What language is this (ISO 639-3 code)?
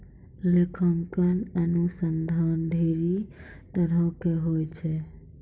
mai